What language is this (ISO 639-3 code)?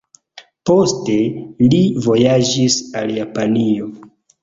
epo